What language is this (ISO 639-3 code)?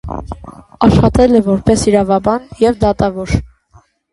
hye